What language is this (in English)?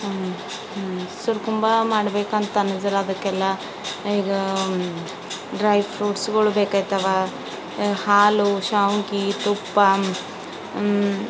Kannada